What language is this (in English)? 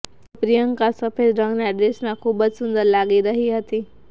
Gujarati